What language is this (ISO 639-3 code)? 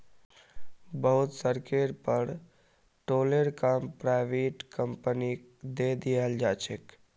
mag